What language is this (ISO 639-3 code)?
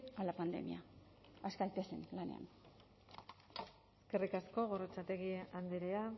eus